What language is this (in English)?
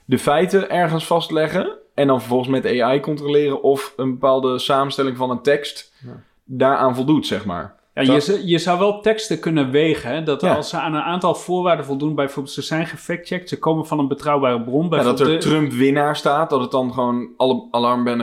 Dutch